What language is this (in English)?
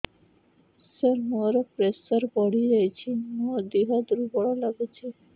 Odia